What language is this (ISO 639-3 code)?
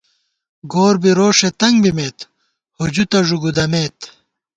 gwt